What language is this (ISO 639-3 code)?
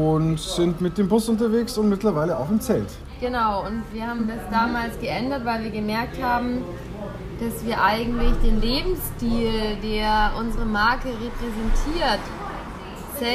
deu